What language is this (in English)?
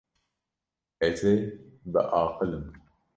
Kurdish